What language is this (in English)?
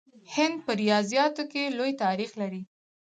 Pashto